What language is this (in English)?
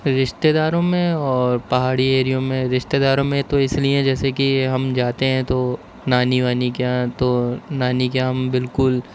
Urdu